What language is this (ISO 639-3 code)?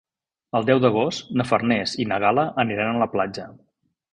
cat